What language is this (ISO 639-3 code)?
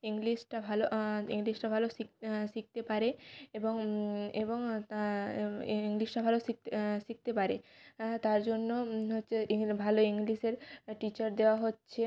ben